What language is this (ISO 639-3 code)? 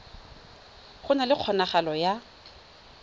tsn